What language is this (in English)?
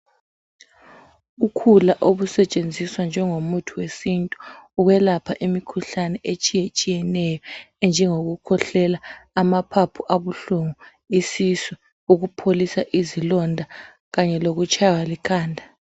North Ndebele